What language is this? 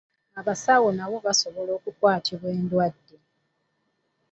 Ganda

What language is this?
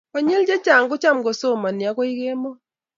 Kalenjin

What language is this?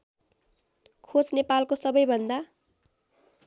Nepali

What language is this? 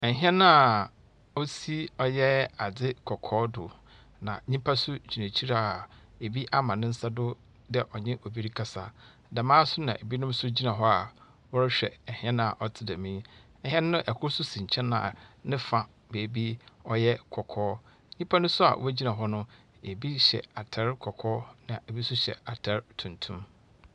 Akan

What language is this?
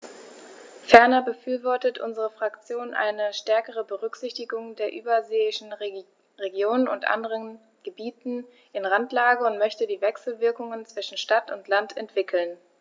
German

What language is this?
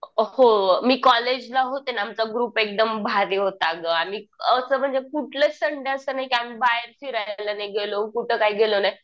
Marathi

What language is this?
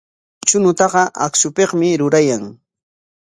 Corongo Ancash Quechua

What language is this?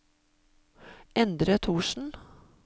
Norwegian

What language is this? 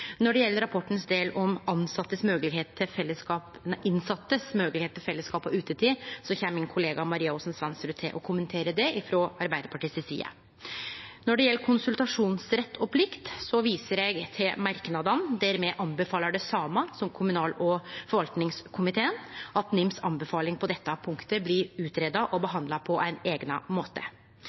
Norwegian Nynorsk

